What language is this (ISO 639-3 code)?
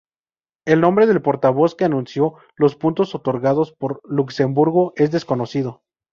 spa